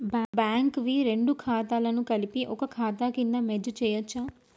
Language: Telugu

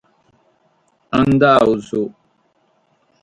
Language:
Sardinian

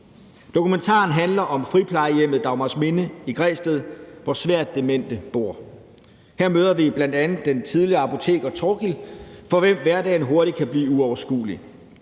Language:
Danish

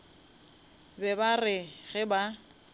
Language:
Northern Sotho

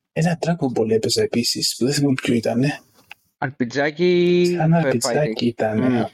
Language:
Greek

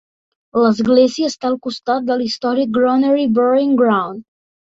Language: Catalan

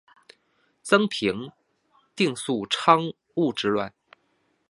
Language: Chinese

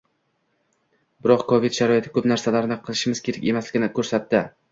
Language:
Uzbek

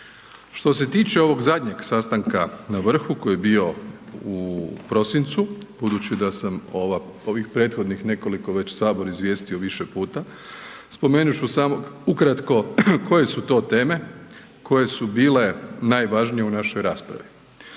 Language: Croatian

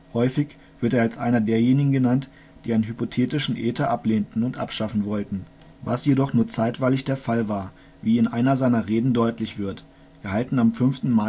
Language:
German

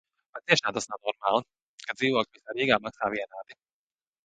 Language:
Latvian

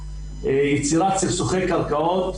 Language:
Hebrew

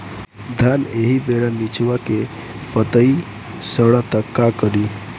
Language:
Bhojpuri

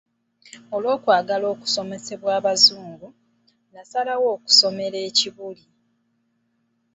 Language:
Ganda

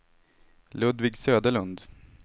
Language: Swedish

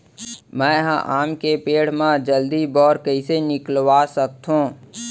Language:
Chhattisgarhi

